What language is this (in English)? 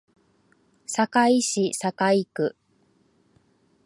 Japanese